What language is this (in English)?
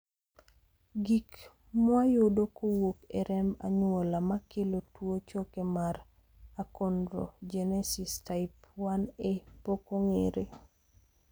Luo (Kenya and Tanzania)